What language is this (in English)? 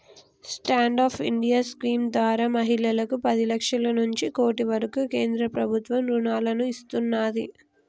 Telugu